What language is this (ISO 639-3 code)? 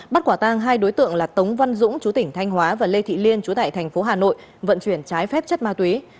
vie